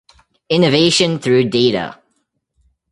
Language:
English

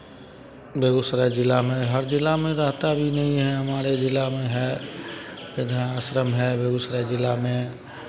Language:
Hindi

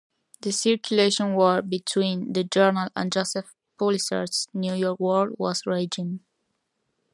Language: English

